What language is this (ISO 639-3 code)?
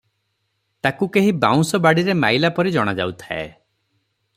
ori